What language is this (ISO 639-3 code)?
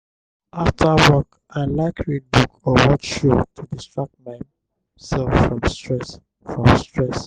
pcm